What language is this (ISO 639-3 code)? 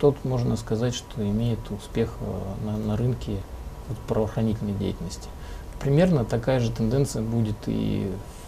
rus